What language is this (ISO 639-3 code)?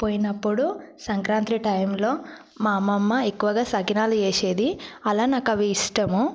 tel